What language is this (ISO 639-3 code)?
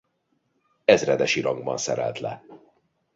hun